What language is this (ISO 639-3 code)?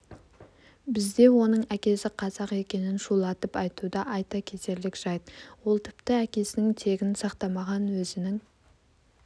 kaz